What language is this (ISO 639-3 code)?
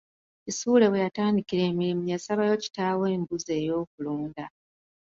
lug